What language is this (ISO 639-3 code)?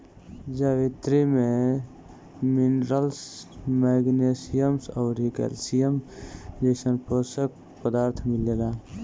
bho